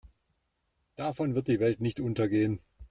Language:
German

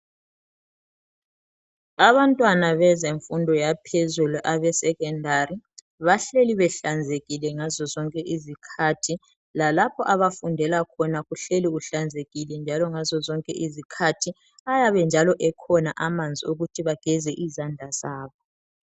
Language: North Ndebele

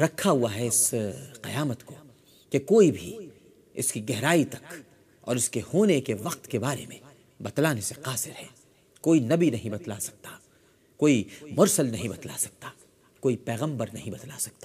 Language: Urdu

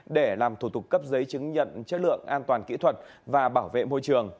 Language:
Vietnamese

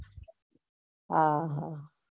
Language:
Gujarati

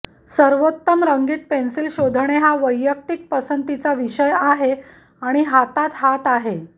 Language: Marathi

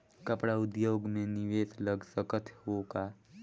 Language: Chhattisgarhi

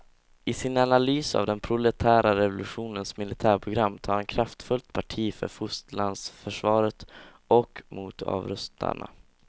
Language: Swedish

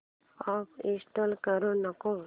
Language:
Marathi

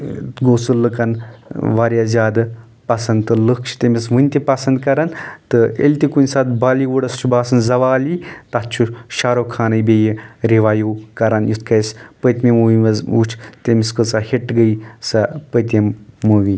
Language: Kashmiri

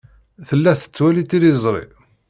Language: Kabyle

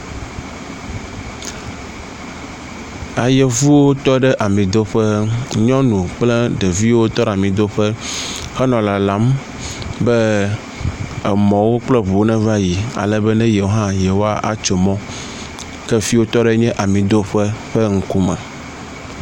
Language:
Ewe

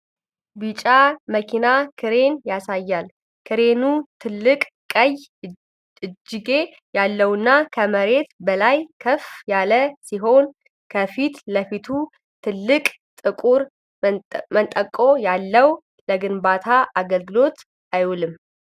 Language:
Amharic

